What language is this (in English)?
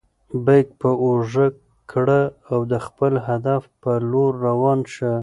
Pashto